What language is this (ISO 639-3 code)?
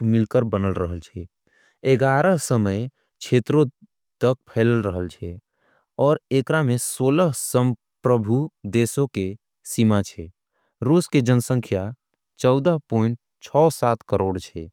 anp